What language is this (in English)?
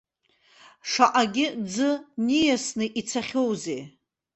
Abkhazian